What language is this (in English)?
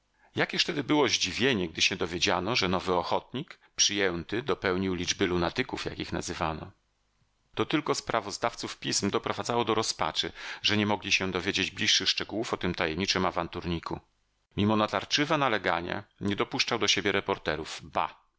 Polish